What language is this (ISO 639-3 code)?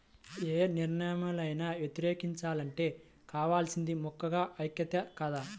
tel